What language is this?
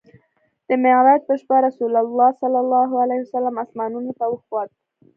Pashto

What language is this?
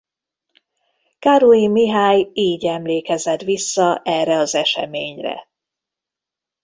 Hungarian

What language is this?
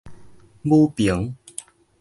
Min Nan Chinese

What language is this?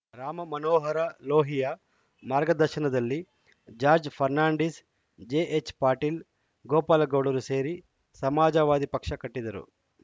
Kannada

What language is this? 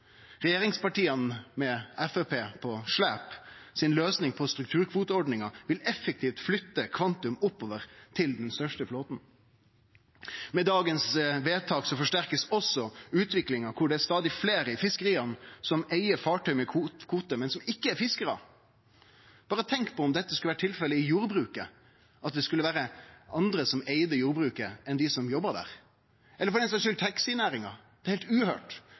Norwegian Nynorsk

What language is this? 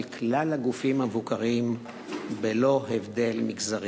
Hebrew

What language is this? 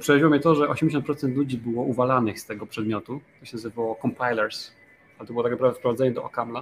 Polish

